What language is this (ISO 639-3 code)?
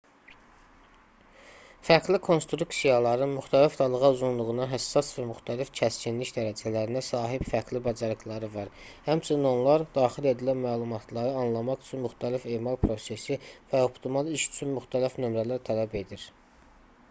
aze